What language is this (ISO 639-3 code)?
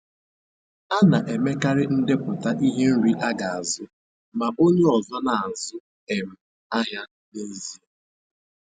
ibo